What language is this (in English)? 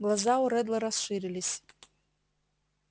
Russian